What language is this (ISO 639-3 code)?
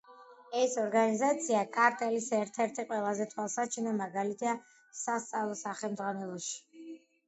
kat